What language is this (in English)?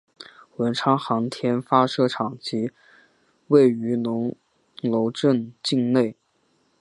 Chinese